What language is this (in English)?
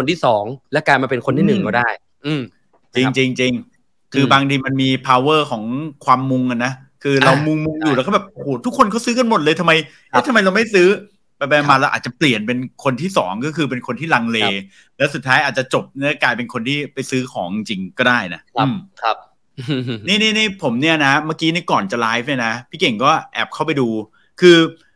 Thai